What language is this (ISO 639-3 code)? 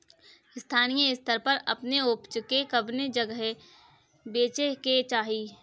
bho